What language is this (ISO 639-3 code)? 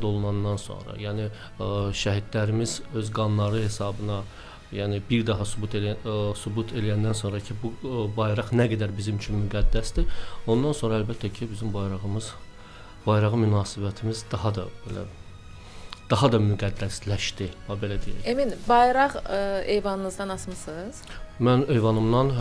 tur